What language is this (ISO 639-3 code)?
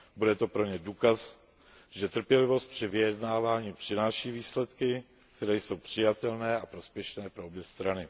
ces